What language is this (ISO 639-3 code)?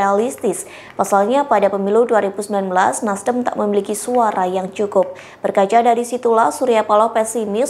ind